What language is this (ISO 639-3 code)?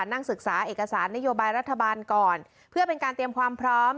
tha